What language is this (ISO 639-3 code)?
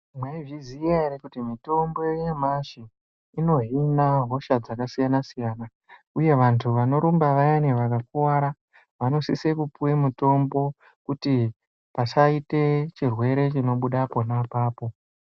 ndc